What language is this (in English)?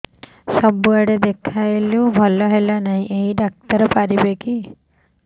Odia